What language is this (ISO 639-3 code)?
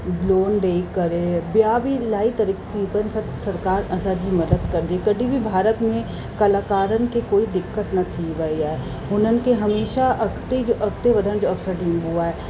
snd